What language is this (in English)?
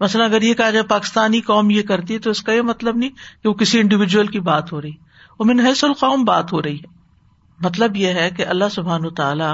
Urdu